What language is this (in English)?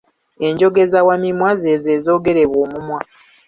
Ganda